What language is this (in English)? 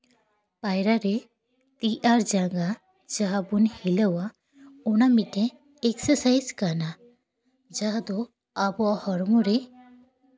Santali